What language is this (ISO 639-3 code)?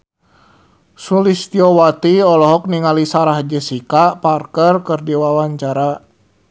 sun